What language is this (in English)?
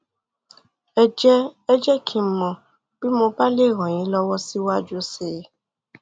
Yoruba